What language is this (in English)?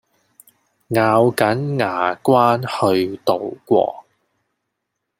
Cantonese